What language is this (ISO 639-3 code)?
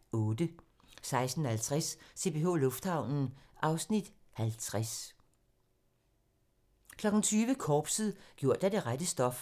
dan